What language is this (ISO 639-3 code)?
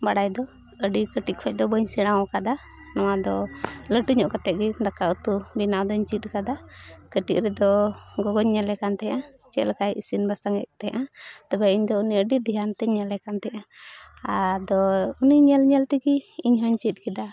sat